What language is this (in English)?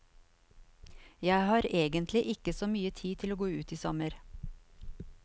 Norwegian